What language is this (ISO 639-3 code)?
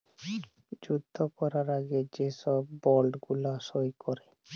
ben